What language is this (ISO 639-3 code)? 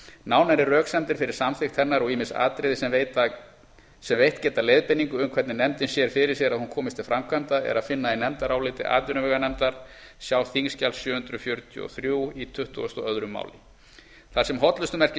isl